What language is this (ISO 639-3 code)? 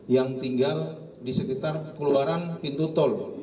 ind